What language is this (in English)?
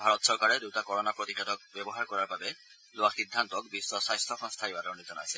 Assamese